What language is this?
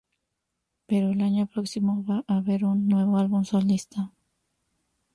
Spanish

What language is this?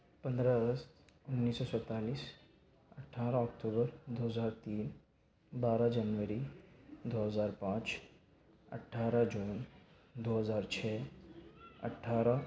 Urdu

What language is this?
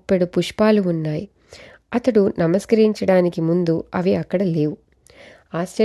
Telugu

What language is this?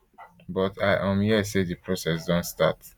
Nigerian Pidgin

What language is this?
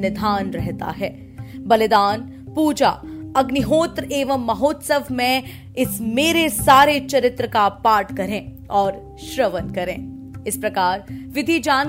Hindi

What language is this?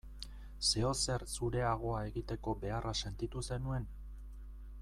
Basque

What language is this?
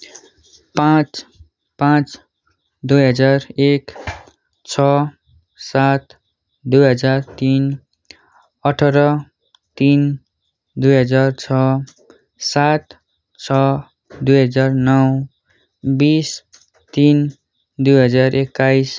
Nepali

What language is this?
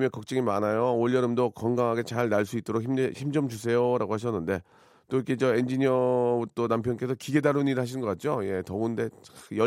Korean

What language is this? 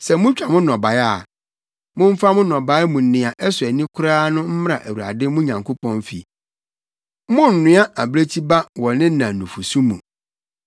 Akan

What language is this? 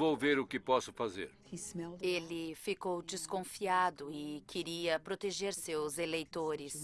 Portuguese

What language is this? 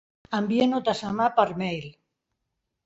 Catalan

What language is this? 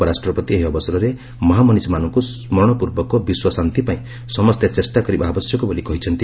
Odia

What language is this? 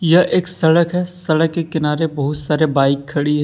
Hindi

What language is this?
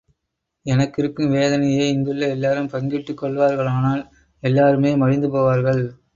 Tamil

